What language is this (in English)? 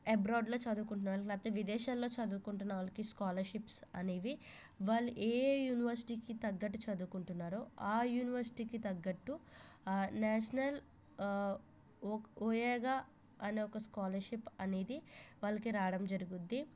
Telugu